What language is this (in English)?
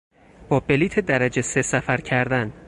Persian